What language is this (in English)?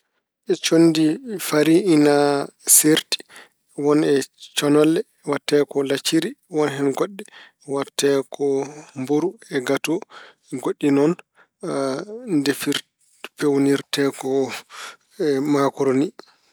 Fula